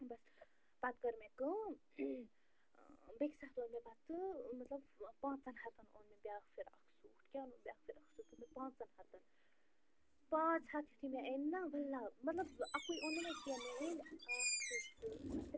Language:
Kashmiri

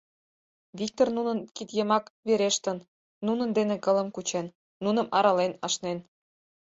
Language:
Mari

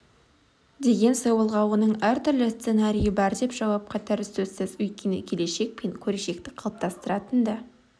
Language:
Kazakh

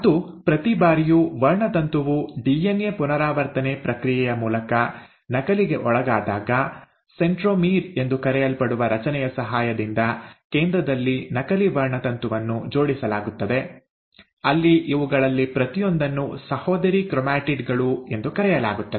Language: Kannada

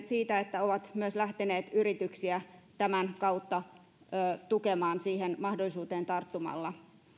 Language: Finnish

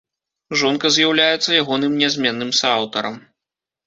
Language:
Belarusian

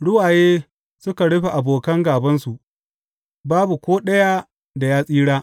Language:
Hausa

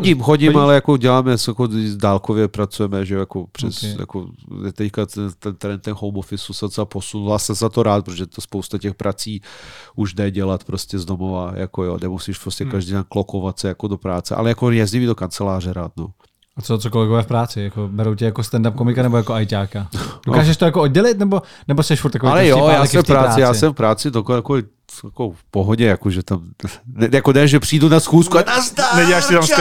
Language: Czech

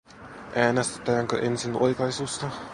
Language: Finnish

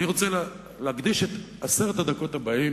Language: Hebrew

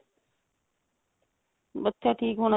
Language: Punjabi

